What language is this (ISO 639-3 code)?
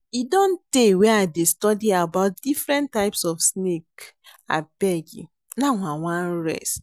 pcm